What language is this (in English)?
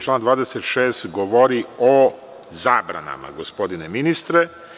Serbian